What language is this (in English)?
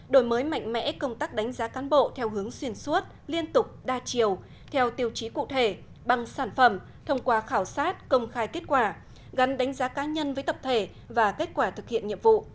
Vietnamese